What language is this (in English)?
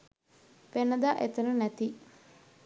Sinhala